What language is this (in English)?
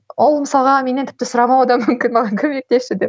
Kazakh